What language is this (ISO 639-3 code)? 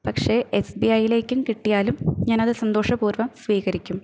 mal